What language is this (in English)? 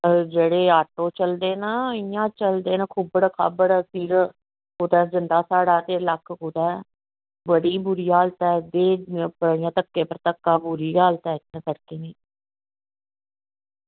Dogri